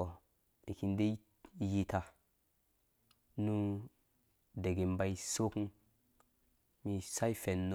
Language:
Dũya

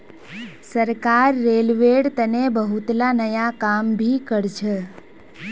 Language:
Magahi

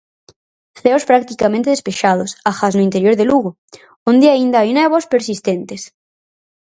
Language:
Galician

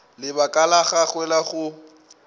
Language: Northern Sotho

